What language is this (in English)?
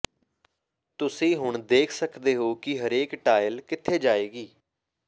Punjabi